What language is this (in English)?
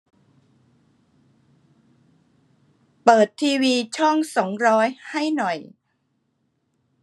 Thai